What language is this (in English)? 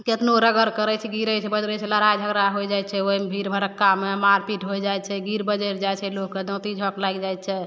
Maithili